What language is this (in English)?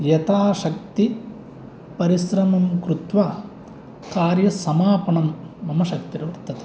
Sanskrit